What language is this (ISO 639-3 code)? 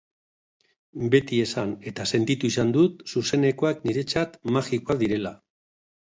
eus